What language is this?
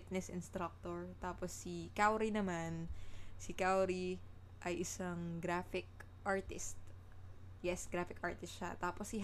Filipino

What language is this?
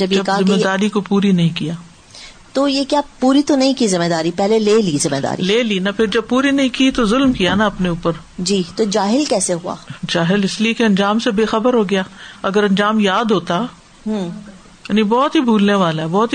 Urdu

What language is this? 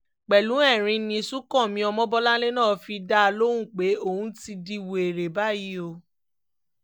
Yoruba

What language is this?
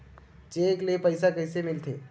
Chhattisgarhi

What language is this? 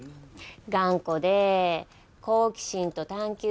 Japanese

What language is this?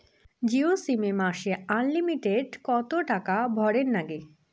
Bangla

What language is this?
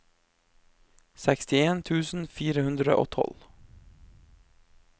Norwegian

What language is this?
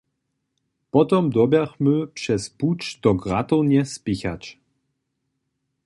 Upper Sorbian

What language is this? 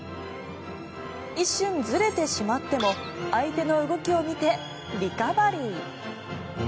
Japanese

